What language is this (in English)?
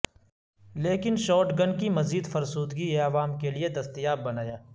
Urdu